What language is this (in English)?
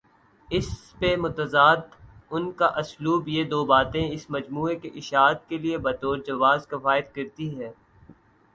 Urdu